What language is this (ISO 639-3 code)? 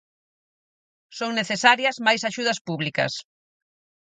glg